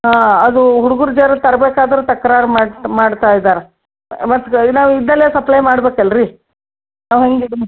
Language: Kannada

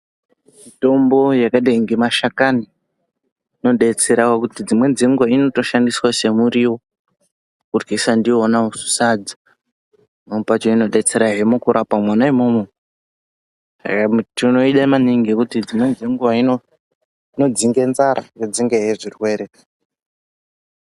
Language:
Ndau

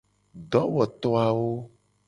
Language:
Gen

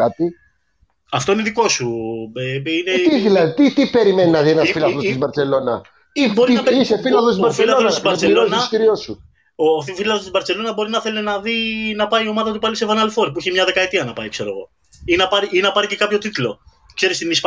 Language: Greek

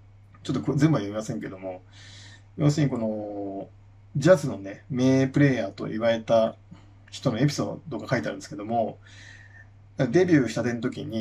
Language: Japanese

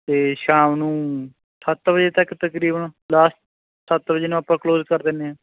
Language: Punjabi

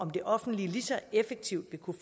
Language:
Danish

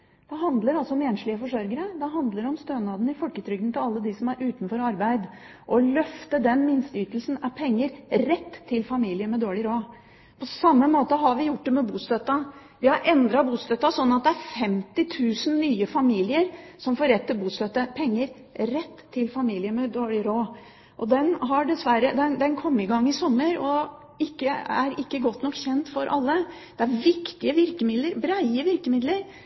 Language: Norwegian Bokmål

